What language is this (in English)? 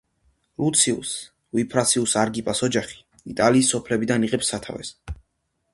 Georgian